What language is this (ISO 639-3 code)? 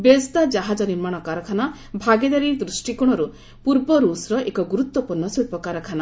ori